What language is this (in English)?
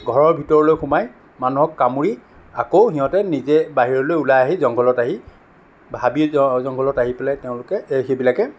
Assamese